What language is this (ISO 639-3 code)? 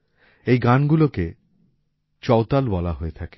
ben